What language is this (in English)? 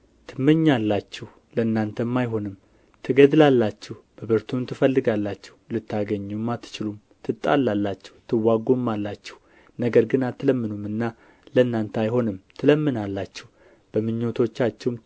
Amharic